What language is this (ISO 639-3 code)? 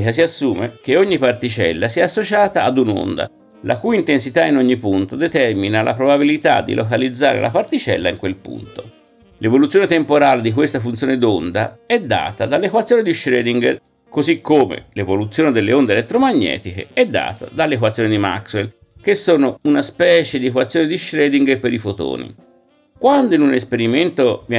ita